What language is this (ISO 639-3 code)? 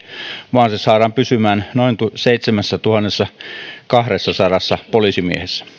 fin